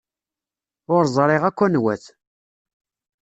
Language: Kabyle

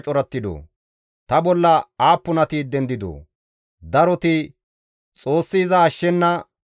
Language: Gamo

